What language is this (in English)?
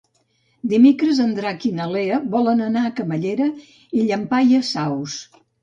Catalan